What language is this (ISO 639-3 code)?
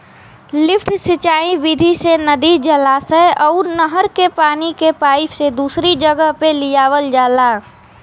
bho